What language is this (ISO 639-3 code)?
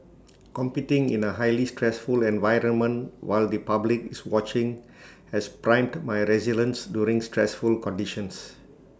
eng